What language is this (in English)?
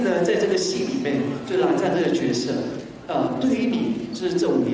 Thai